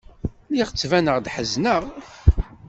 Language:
Kabyle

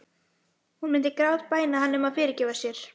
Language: Icelandic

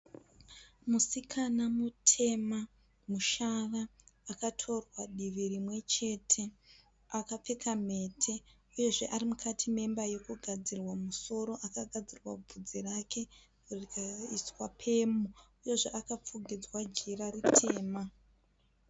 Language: Shona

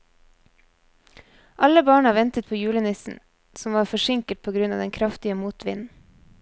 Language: Norwegian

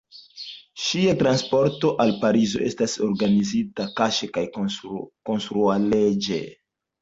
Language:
Esperanto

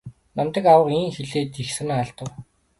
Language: Mongolian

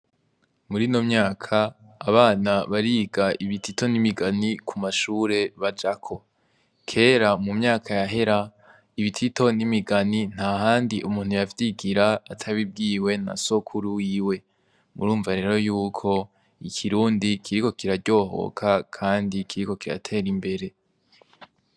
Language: Rundi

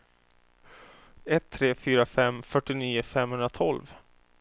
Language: Swedish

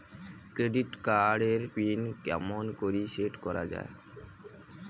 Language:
Bangla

